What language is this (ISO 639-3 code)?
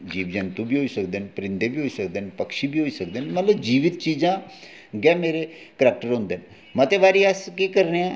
doi